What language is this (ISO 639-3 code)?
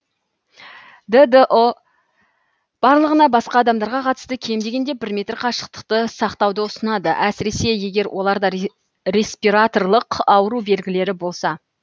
kaz